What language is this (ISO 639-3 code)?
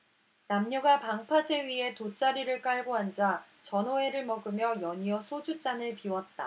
kor